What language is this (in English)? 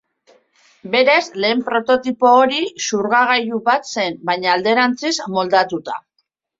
Basque